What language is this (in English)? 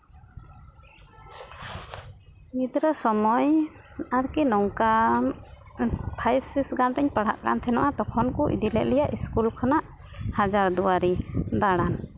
Santali